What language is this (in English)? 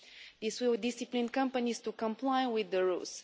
English